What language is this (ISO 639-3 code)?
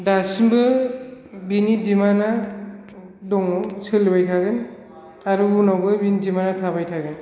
brx